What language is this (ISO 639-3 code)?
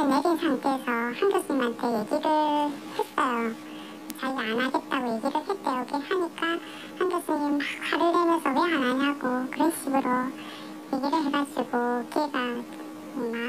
kor